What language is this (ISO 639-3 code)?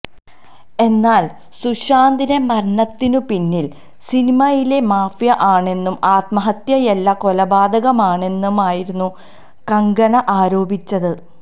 mal